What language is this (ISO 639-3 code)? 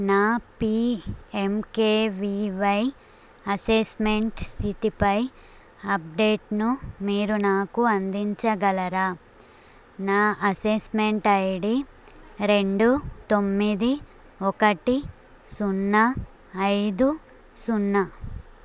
tel